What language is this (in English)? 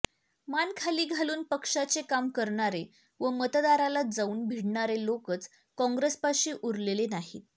Marathi